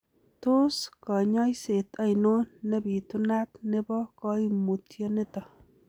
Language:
Kalenjin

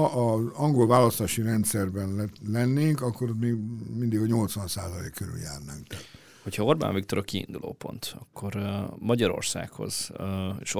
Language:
Hungarian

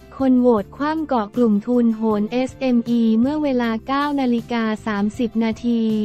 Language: Thai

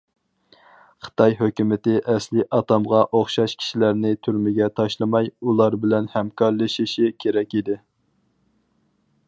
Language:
Uyghur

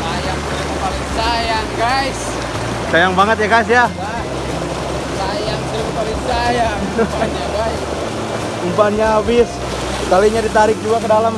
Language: Indonesian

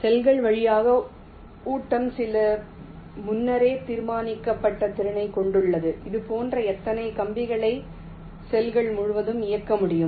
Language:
Tamil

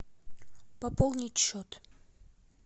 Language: Russian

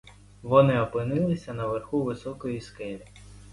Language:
Ukrainian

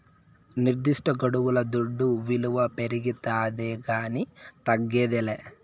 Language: Telugu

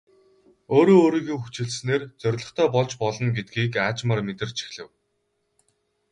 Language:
Mongolian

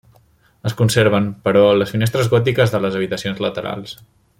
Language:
Catalan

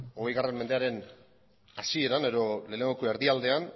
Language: Basque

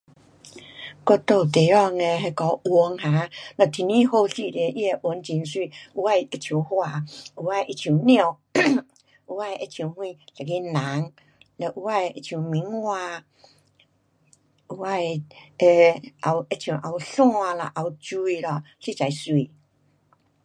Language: Pu-Xian Chinese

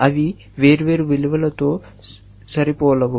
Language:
Telugu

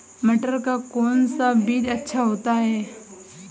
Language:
Hindi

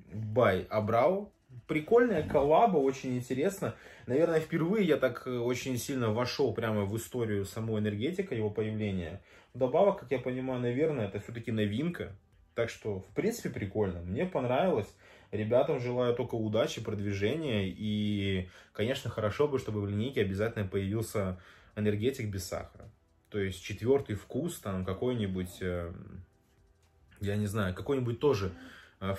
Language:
Russian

